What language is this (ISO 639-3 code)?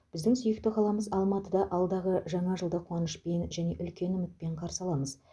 kaz